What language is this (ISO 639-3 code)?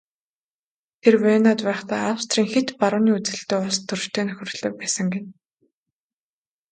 mon